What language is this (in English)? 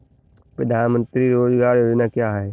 Hindi